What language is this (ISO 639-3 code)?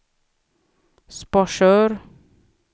swe